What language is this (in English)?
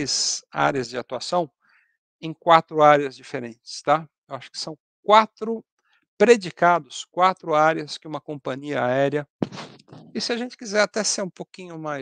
Portuguese